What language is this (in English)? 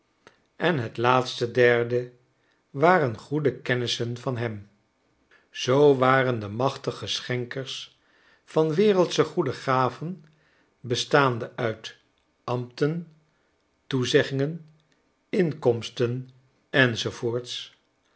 Dutch